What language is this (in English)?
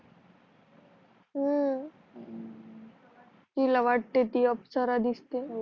Marathi